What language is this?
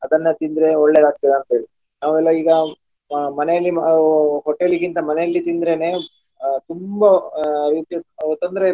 Kannada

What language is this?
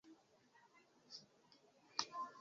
Esperanto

